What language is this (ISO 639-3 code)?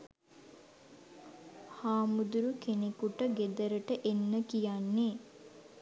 sin